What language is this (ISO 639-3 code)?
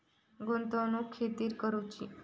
mar